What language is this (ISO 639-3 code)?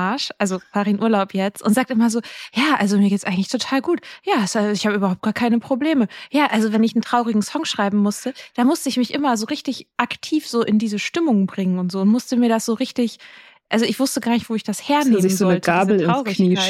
deu